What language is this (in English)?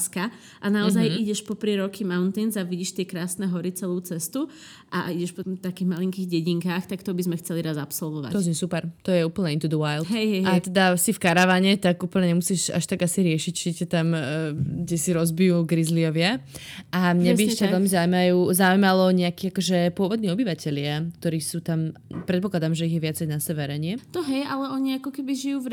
Slovak